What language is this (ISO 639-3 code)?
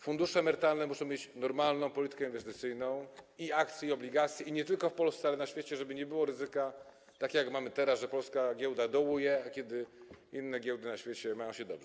pol